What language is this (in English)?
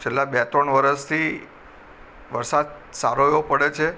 Gujarati